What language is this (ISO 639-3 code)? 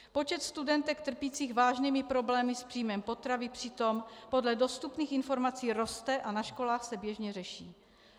ces